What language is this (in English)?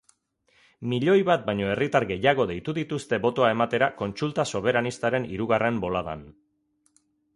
Basque